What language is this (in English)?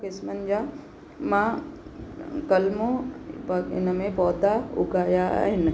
Sindhi